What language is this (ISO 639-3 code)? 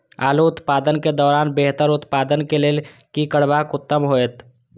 mai